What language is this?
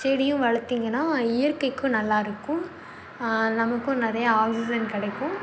Tamil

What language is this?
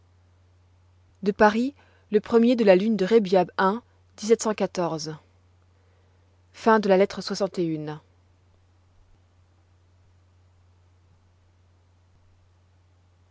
French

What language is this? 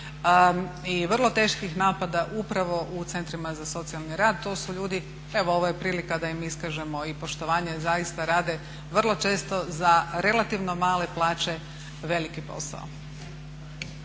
Croatian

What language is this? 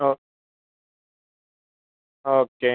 Malayalam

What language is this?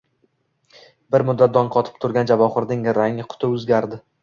Uzbek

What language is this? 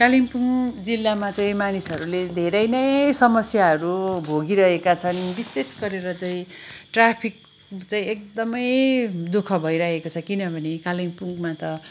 Nepali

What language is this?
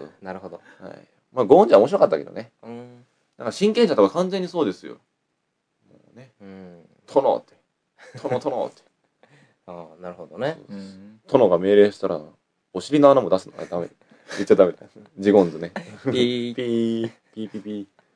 Japanese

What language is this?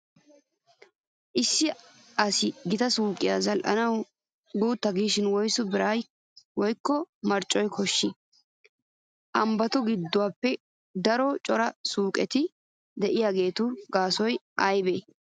Wolaytta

